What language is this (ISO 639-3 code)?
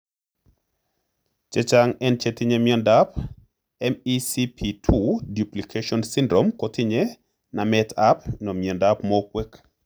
kln